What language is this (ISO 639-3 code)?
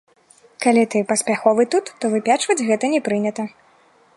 bel